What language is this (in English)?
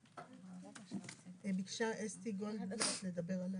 Hebrew